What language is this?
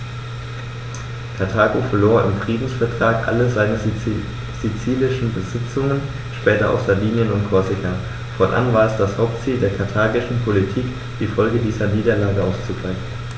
German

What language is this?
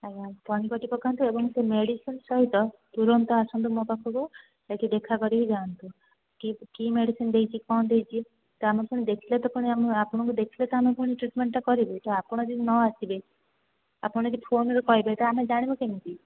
Odia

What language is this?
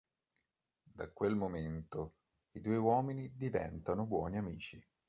Italian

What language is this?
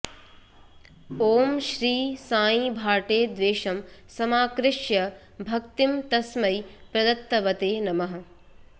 Sanskrit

